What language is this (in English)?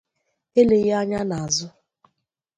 Igbo